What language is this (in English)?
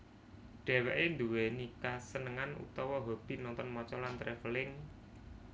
Javanese